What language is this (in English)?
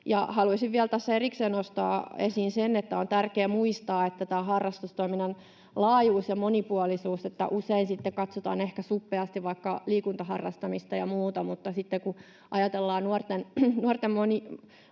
Finnish